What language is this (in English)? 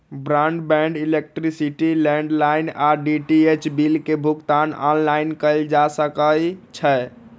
Magahi